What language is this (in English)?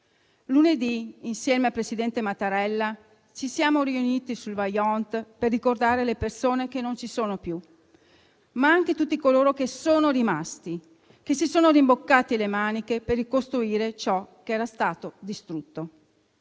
Italian